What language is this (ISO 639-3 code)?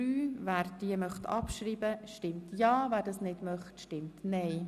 gsw